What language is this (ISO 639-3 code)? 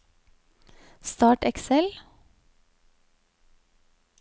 nor